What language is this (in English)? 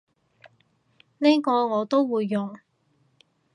Cantonese